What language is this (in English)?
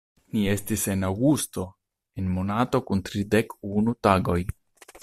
Esperanto